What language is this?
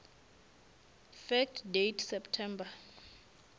Northern Sotho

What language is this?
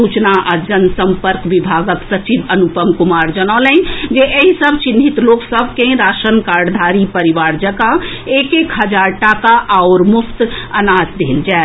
Maithili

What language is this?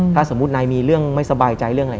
Thai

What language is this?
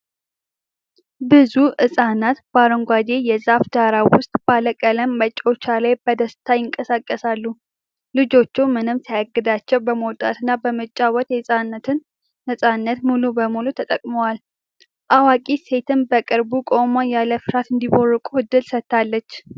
Amharic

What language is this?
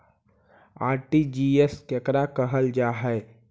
Magahi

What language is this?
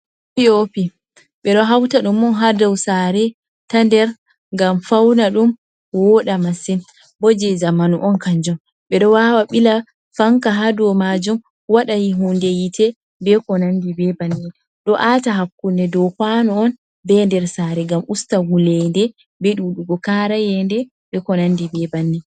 Fula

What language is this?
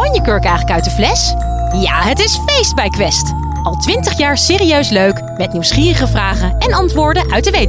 Dutch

